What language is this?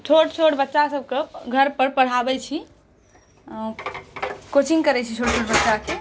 Maithili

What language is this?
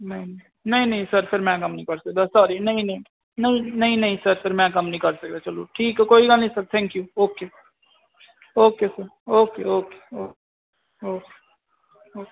Punjabi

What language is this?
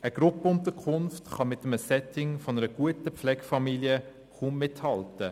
Swiss German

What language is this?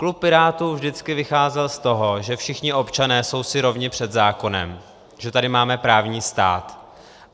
Czech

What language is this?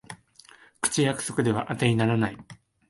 Japanese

